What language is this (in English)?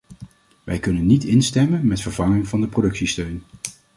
Dutch